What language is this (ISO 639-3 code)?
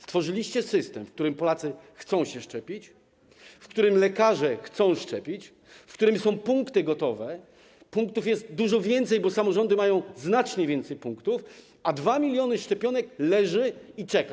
pol